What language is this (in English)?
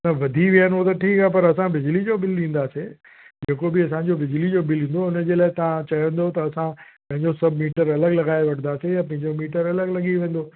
Sindhi